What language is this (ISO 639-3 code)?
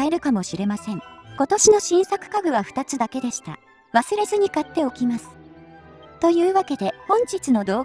jpn